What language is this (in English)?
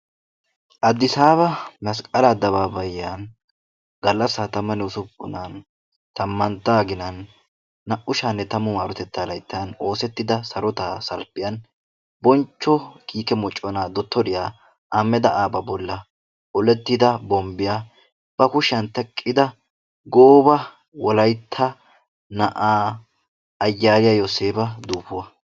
Wolaytta